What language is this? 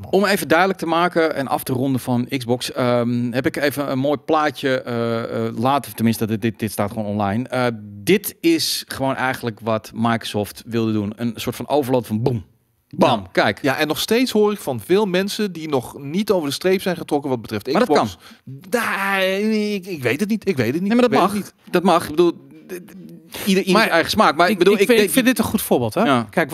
Dutch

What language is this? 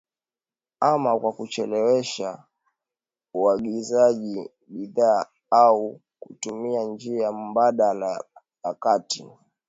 Swahili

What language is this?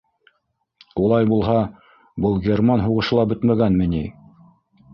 Bashkir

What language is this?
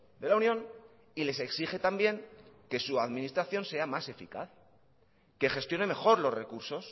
Spanish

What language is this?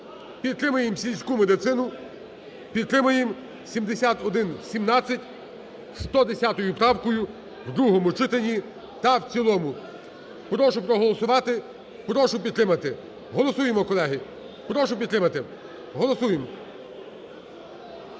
Ukrainian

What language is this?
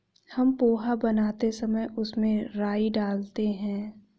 Hindi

